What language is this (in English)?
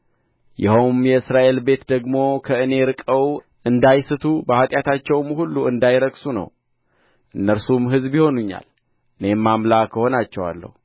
Amharic